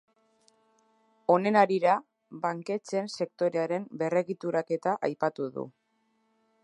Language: Basque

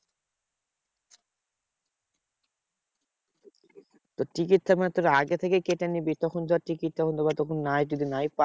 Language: Bangla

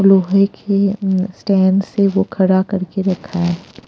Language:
Hindi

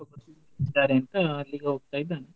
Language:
Kannada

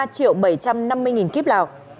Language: Vietnamese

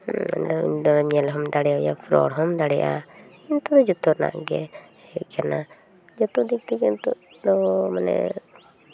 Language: Santali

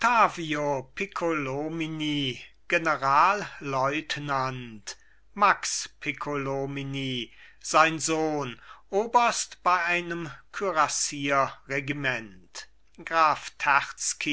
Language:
German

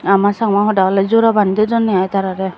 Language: Chakma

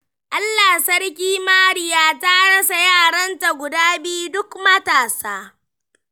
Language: Hausa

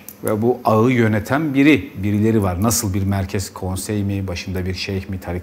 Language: Turkish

